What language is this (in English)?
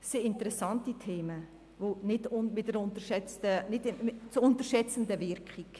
Swiss German